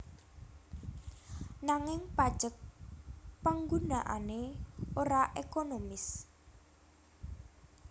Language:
Javanese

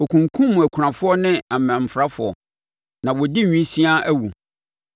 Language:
Akan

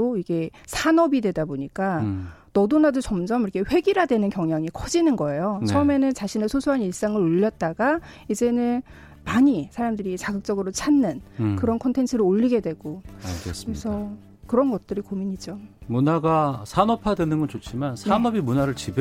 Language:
Korean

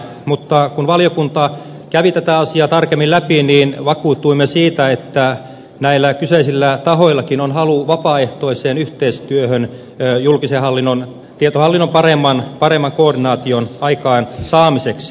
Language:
Finnish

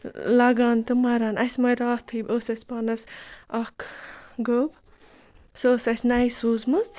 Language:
Kashmiri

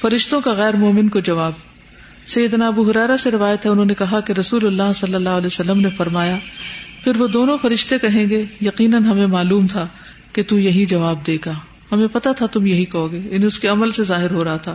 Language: Urdu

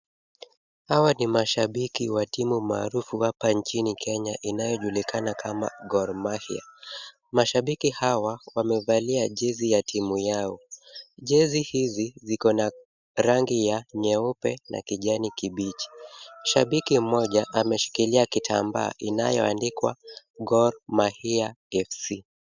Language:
Swahili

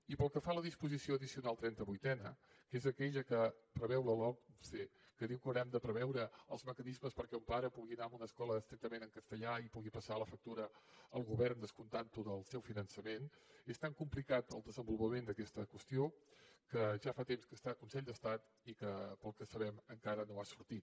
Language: Catalan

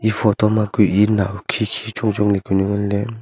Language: Wancho Naga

